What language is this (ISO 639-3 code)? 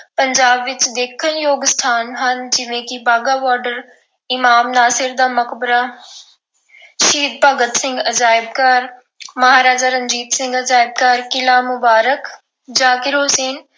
pan